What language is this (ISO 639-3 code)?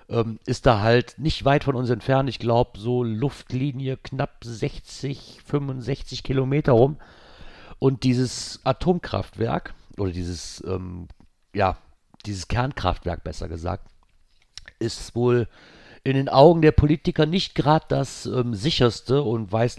deu